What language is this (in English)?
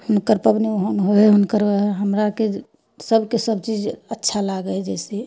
Maithili